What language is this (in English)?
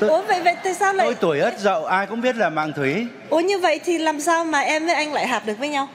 Vietnamese